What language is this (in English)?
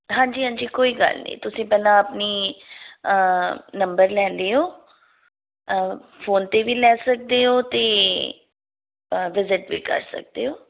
Punjabi